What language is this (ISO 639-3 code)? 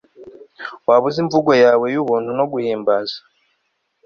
kin